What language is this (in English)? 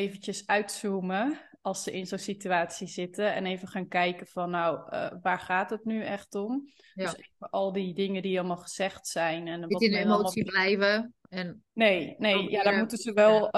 Dutch